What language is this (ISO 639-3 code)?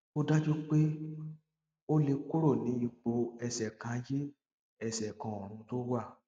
yor